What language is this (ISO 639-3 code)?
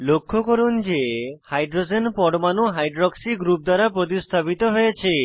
ben